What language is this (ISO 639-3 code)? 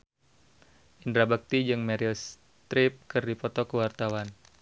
sun